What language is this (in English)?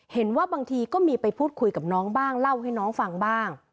Thai